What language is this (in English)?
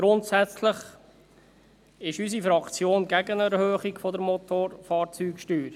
Swiss German